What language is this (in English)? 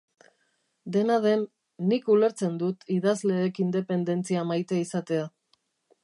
Basque